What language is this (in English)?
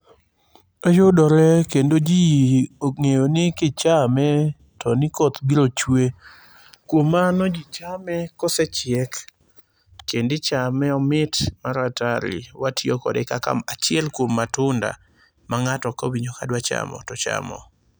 Luo (Kenya and Tanzania)